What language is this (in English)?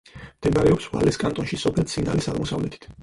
Georgian